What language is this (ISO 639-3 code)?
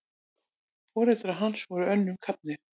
isl